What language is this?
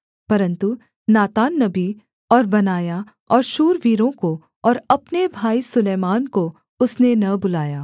Hindi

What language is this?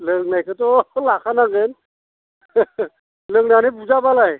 Bodo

